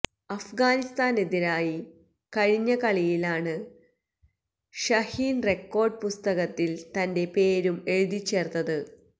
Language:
Malayalam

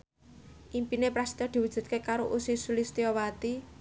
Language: Javanese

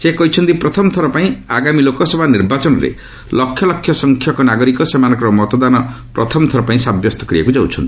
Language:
Odia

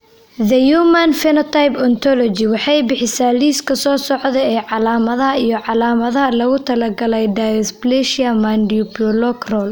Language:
Somali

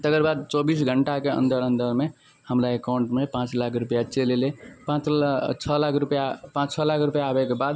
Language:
Maithili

